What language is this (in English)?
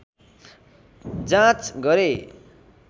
Nepali